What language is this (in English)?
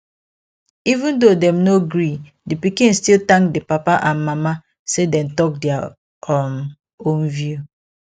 Nigerian Pidgin